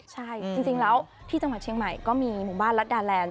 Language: Thai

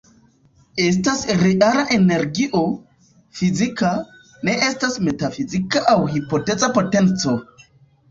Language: Esperanto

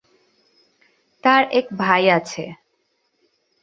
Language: Bangla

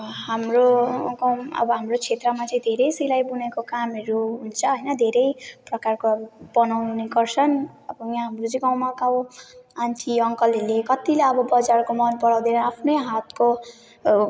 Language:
Nepali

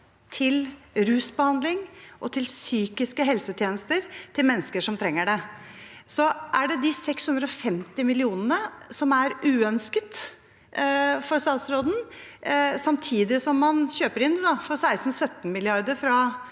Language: Norwegian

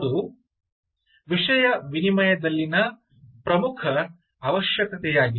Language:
Kannada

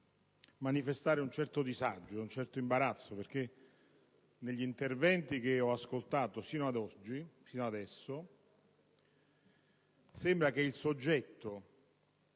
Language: Italian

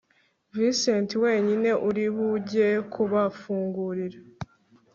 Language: Kinyarwanda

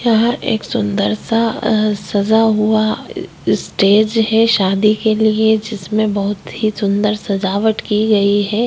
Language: Hindi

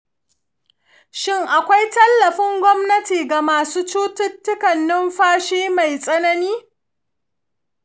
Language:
Hausa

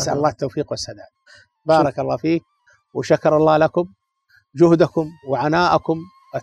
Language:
Arabic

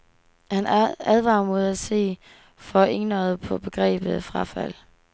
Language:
Danish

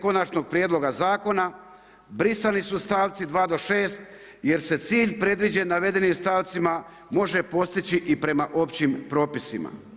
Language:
Croatian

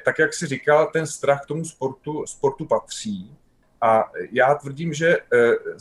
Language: Czech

